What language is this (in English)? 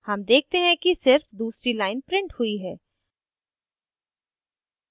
Hindi